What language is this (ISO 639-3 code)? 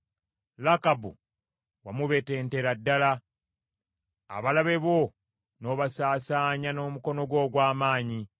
lug